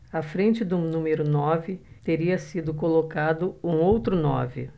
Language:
Portuguese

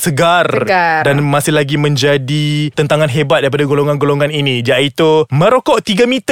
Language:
Malay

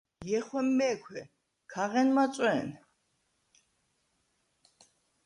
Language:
Svan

